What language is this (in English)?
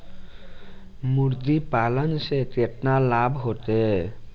Bhojpuri